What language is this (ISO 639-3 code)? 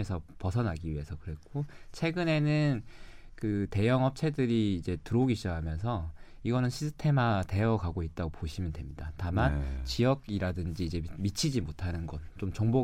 kor